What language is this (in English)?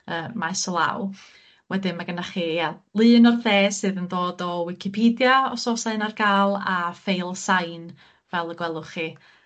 Welsh